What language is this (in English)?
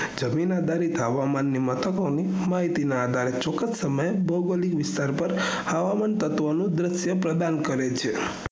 Gujarati